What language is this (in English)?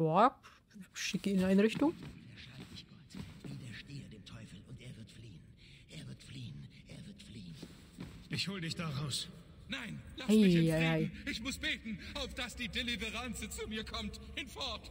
German